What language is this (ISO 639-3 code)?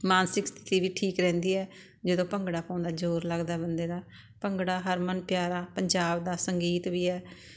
pan